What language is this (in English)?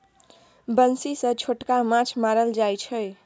Maithili